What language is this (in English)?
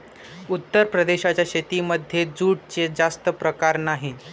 Marathi